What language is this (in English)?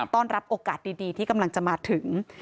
Thai